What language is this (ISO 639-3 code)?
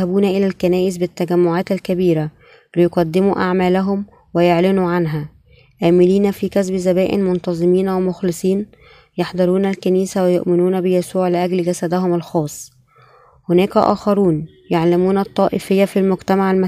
ara